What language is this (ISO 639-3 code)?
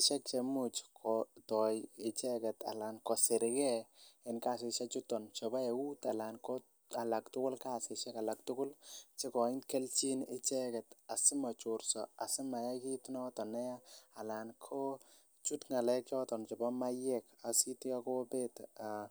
kln